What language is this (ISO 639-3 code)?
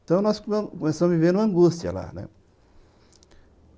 por